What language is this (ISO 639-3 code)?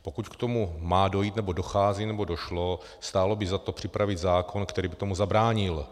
ces